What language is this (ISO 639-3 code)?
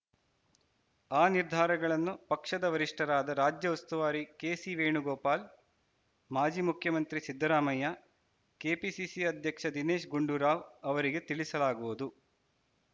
kan